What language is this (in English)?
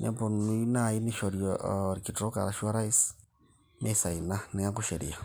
Masai